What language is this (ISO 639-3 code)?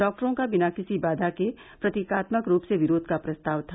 hin